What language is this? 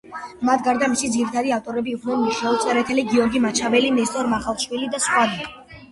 Georgian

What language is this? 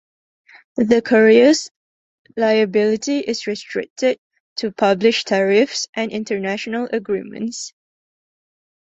English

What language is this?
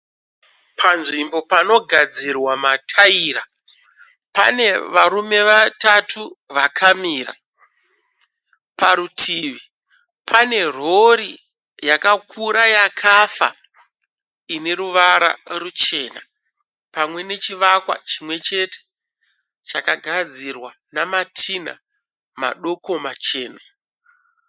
Shona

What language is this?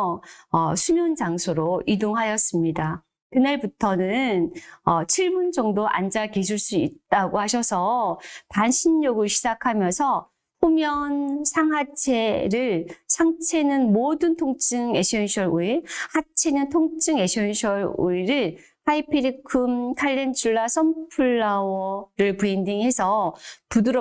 Korean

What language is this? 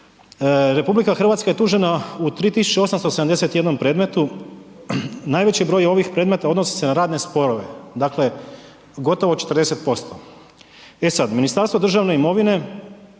Croatian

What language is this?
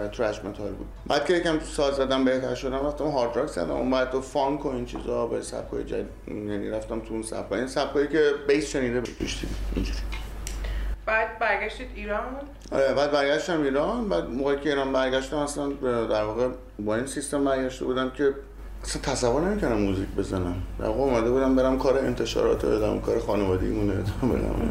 Persian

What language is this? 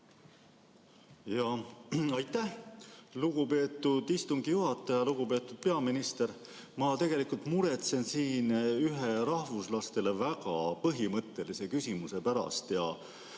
Estonian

